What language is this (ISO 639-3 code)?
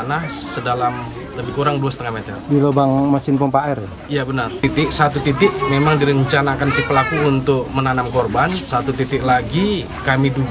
ind